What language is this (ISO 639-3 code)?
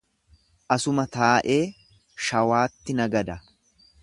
orm